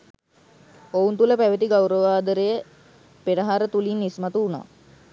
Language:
Sinhala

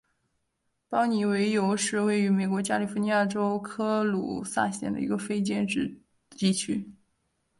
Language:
Chinese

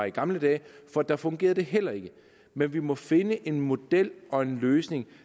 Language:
Danish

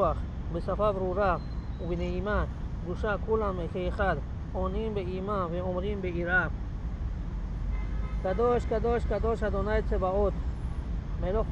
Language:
Hebrew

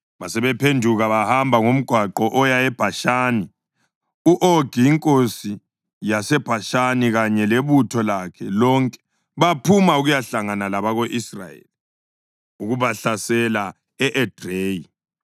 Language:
North Ndebele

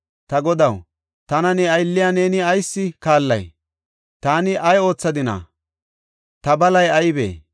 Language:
Gofa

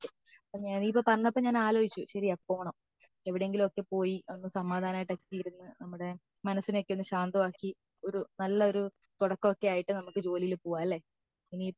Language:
Malayalam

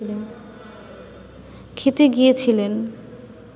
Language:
Bangla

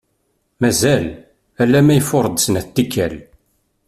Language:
Kabyle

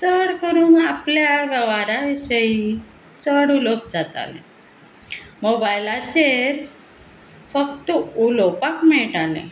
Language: Konkani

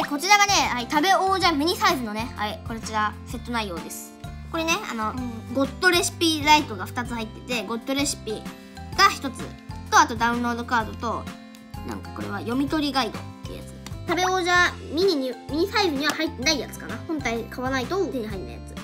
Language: Japanese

